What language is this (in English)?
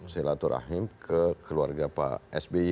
Indonesian